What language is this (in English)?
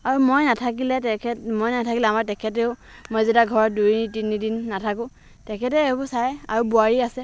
Assamese